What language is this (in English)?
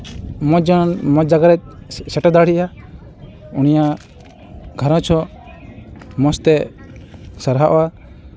Santali